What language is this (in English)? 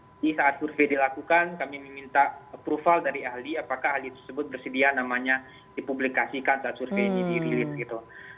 Indonesian